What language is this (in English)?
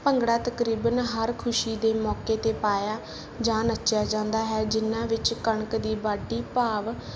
Punjabi